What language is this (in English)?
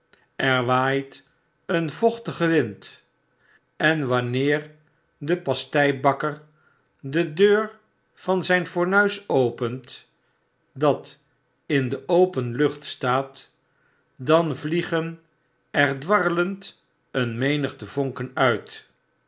Dutch